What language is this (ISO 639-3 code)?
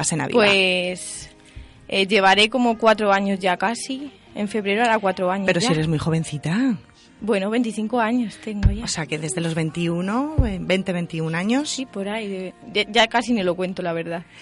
spa